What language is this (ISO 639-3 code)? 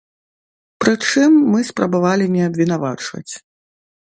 bel